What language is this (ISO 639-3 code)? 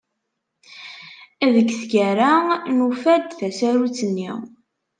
kab